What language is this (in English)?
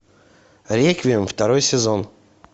Russian